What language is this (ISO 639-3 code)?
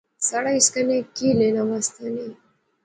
phr